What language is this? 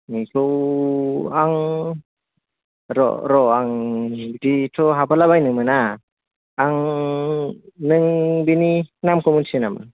Bodo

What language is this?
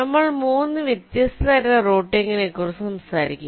Malayalam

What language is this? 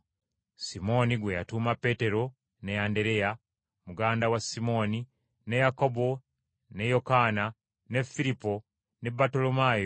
Ganda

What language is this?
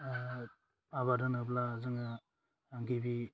Bodo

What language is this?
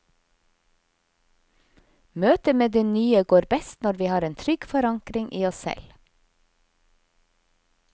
Norwegian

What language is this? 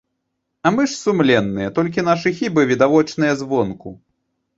Belarusian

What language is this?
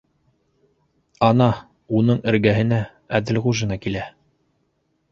Bashkir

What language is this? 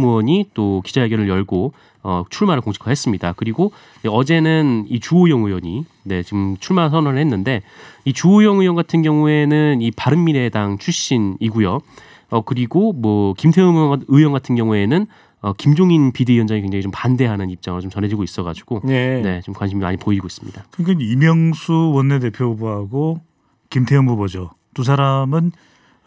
Korean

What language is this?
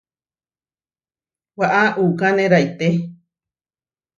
Huarijio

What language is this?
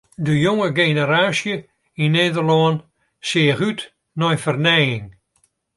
Western Frisian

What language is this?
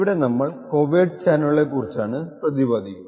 Malayalam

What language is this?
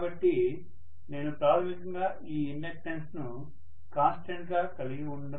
Telugu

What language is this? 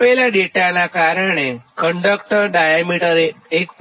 Gujarati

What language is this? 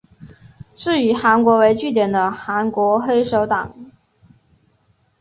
Chinese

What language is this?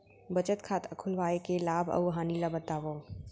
Chhattisgarhi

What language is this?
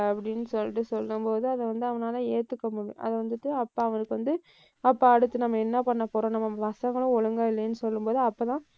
Tamil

